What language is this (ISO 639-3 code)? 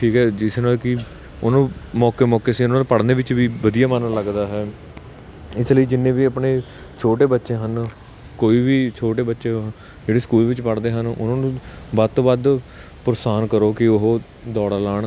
pan